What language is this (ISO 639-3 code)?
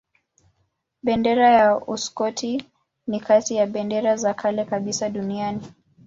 swa